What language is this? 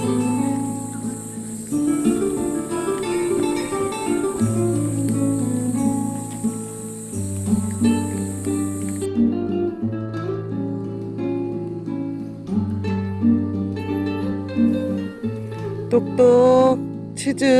Korean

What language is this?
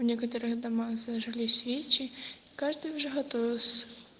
Russian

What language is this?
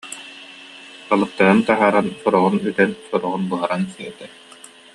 Yakut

